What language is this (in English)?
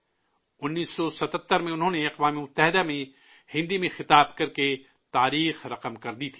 Urdu